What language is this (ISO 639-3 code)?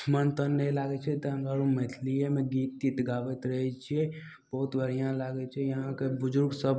mai